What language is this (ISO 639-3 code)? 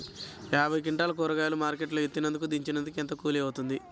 tel